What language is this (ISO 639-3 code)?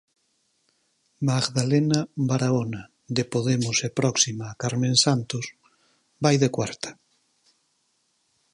glg